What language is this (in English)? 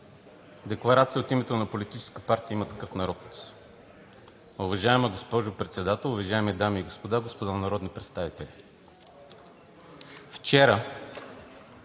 Bulgarian